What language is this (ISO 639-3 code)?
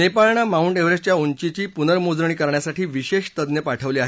mar